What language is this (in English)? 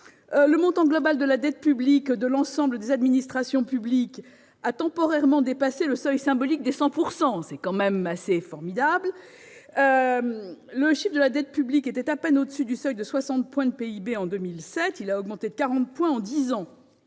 French